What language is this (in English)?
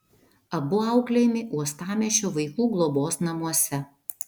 Lithuanian